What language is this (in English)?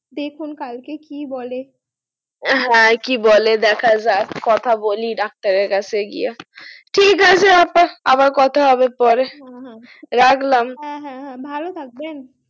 Bangla